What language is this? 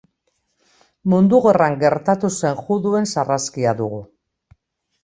Basque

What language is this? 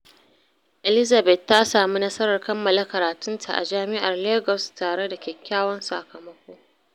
Hausa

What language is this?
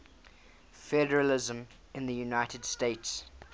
English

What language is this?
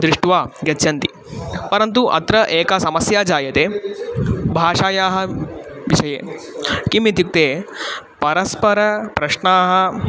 Sanskrit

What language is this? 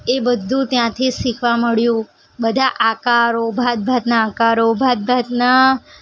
Gujarati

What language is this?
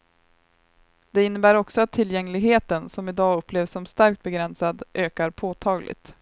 Swedish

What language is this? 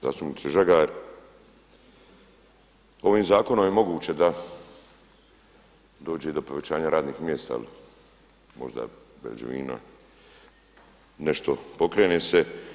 Croatian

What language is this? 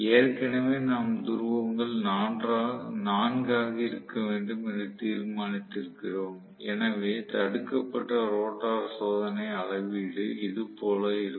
Tamil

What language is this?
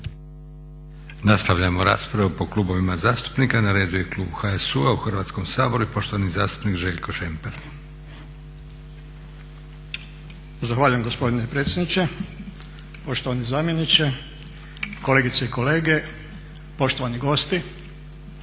Croatian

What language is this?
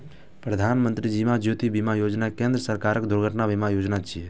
Maithili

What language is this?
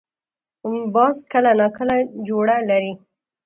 Pashto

